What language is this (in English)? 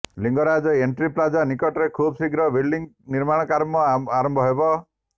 Odia